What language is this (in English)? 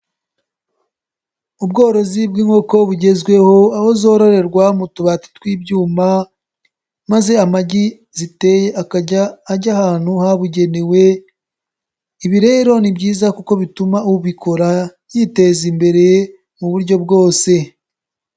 Kinyarwanda